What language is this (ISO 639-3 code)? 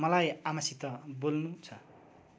nep